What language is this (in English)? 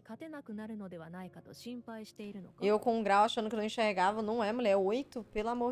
Portuguese